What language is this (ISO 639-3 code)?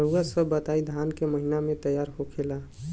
bho